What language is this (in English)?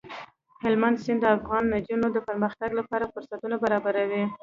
Pashto